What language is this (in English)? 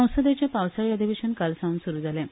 Konkani